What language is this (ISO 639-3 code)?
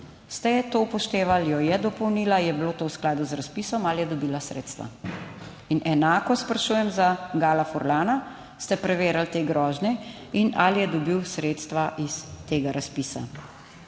slv